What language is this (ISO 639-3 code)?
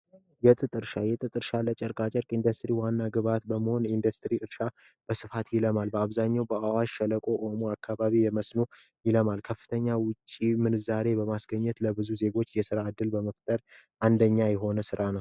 amh